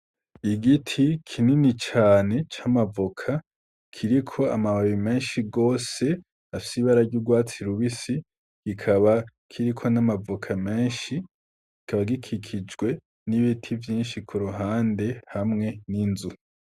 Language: Rundi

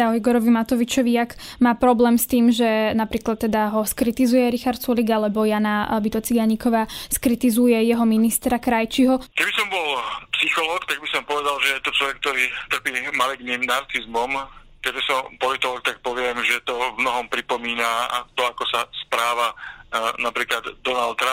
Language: Slovak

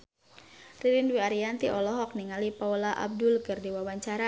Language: Sundanese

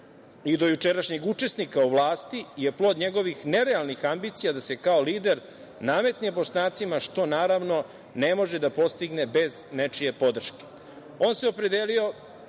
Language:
Serbian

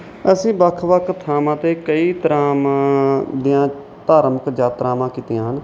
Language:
Punjabi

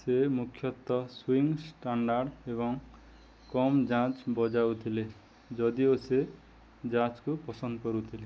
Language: Odia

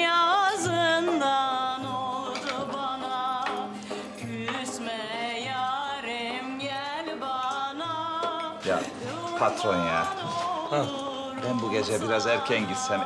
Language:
Turkish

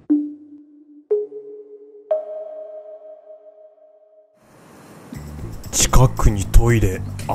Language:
Japanese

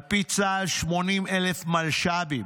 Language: Hebrew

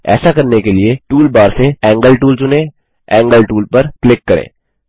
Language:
Hindi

